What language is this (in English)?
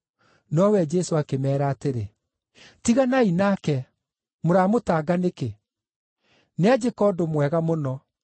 Kikuyu